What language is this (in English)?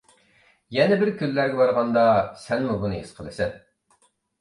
Uyghur